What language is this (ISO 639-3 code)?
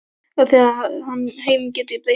isl